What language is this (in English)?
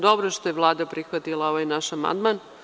Serbian